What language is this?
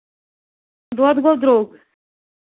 Kashmiri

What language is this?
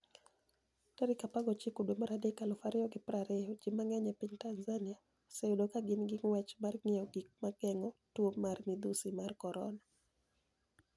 Luo (Kenya and Tanzania)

